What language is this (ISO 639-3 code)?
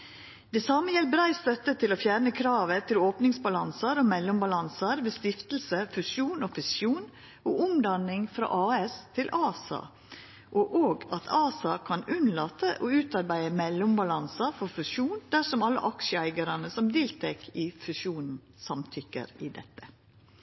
nno